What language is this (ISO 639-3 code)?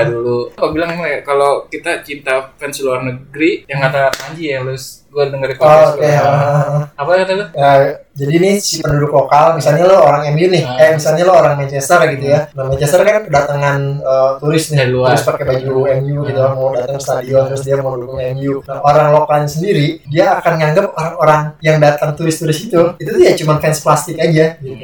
ind